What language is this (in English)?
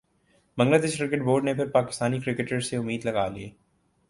Urdu